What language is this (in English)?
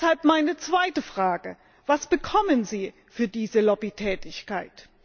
German